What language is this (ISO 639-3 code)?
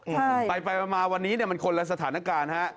tha